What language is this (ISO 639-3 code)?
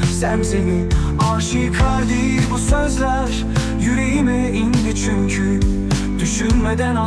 tur